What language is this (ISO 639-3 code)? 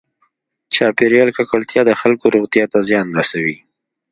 pus